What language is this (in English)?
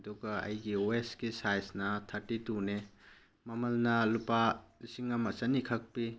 Manipuri